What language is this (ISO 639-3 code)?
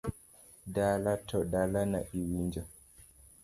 luo